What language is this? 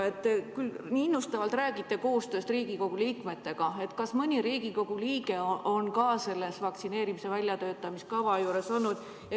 Estonian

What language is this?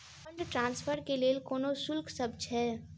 Maithili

